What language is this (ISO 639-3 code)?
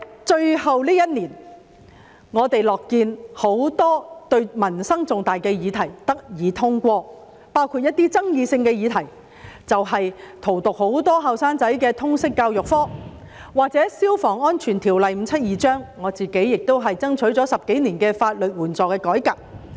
yue